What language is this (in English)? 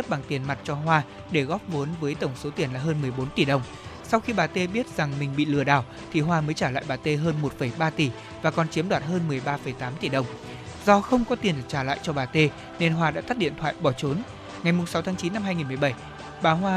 Vietnamese